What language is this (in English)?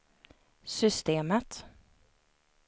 Swedish